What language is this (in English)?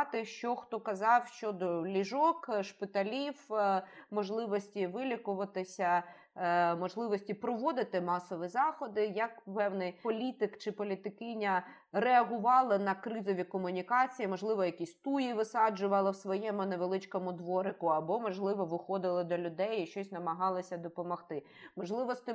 Ukrainian